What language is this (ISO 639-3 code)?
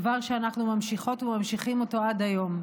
heb